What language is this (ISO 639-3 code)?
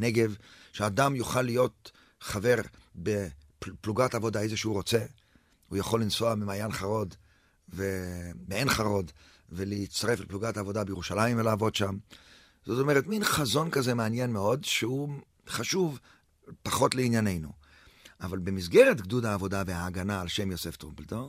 heb